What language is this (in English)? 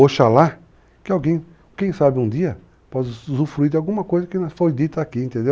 Portuguese